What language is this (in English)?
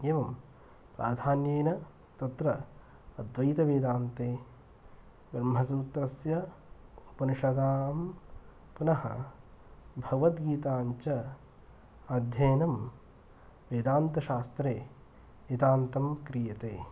Sanskrit